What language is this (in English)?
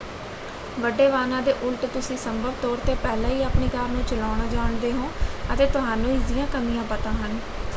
Punjabi